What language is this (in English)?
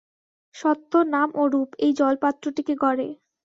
Bangla